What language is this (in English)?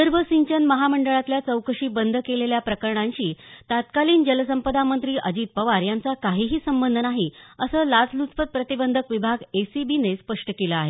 Marathi